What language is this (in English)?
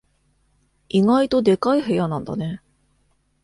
Japanese